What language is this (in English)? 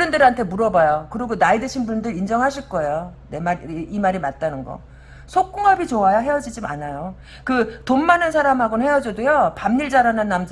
Korean